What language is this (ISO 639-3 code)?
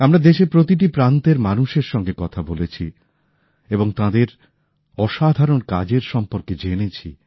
ben